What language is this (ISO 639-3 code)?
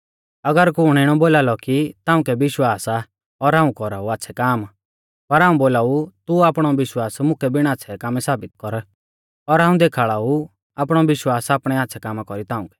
bfz